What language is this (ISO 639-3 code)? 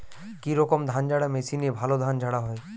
ben